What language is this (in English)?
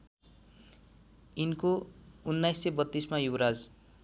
Nepali